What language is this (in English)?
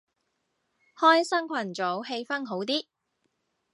Cantonese